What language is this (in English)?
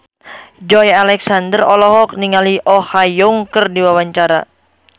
Sundanese